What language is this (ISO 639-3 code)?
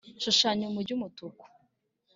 kin